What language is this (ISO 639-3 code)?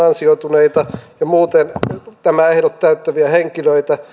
fin